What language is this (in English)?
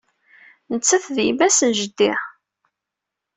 Kabyle